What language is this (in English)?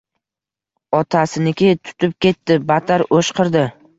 Uzbek